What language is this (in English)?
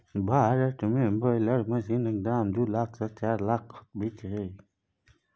Maithili